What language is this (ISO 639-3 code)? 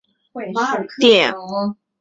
zho